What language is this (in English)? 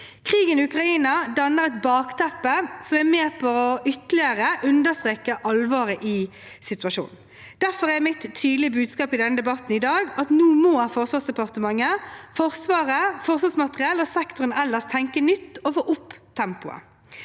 Norwegian